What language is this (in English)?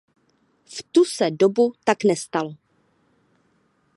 Czech